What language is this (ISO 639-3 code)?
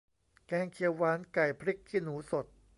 tha